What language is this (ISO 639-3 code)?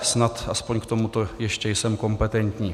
ces